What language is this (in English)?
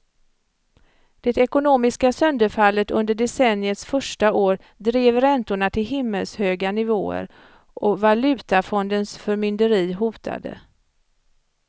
Swedish